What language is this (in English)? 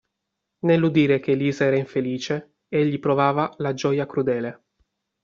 Italian